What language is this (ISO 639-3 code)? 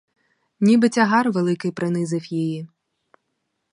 ukr